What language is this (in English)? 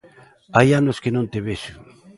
Galician